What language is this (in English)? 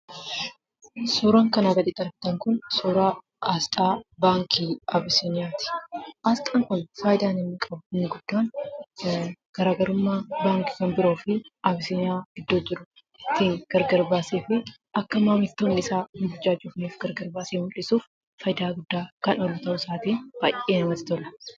Oromo